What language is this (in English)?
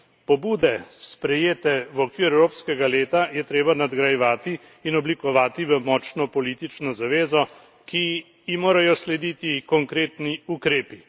Slovenian